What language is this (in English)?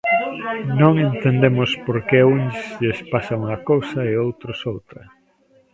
Galician